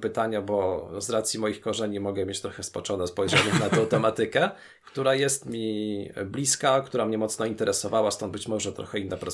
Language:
Polish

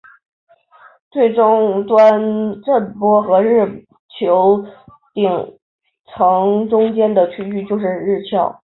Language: Chinese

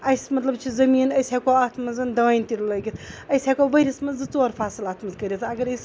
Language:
Kashmiri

